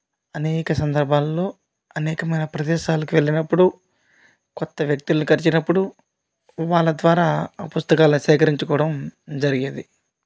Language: Telugu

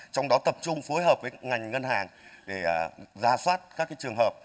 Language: Vietnamese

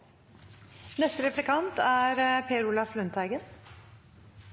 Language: Norwegian Nynorsk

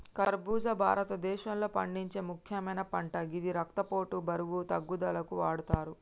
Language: Telugu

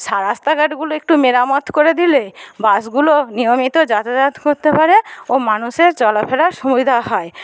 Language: Bangla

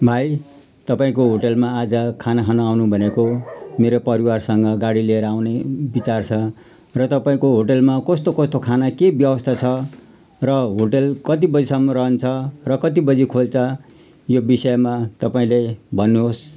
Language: Nepali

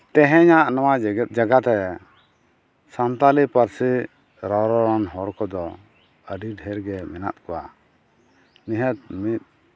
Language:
Santali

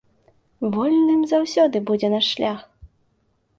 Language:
Belarusian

